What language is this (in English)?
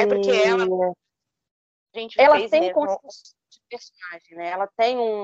Portuguese